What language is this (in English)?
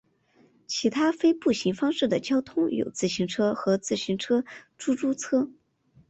Chinese